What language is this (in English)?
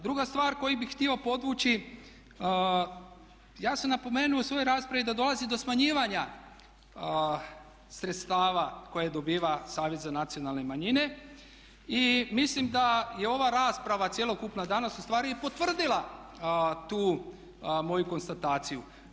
Croatian